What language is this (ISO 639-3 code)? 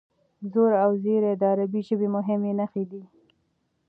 pus